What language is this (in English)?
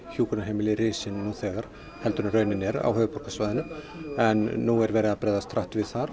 Icelandic